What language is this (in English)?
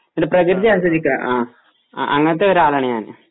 Malayalam